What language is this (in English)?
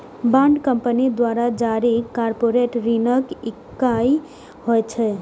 Maithili